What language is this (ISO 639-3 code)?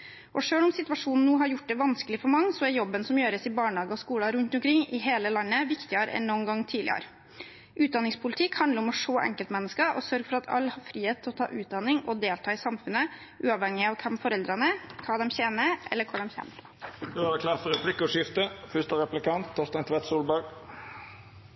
nor